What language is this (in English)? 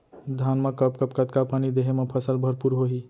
Chhattisgarhi